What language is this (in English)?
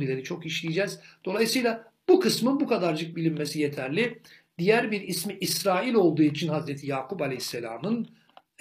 Turkish